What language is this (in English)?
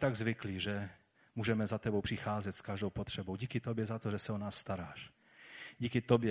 Czech